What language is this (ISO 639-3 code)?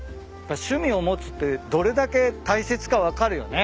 jpn